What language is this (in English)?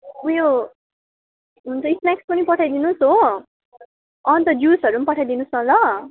Nepali